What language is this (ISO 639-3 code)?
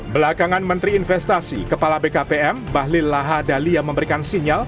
ind